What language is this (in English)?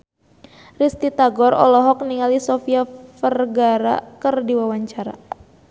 Sundanese